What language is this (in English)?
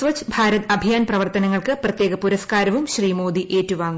Malayalam